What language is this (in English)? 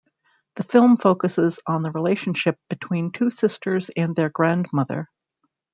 English